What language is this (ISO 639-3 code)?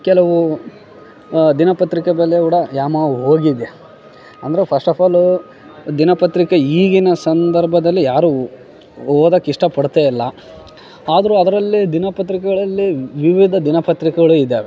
kan